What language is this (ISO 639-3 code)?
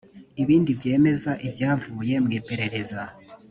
kin